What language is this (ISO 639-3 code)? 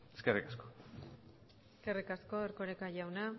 eus